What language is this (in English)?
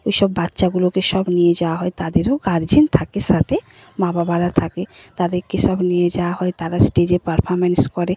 Bangla